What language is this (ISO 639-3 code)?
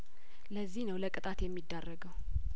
amh